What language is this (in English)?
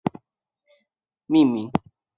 Chinese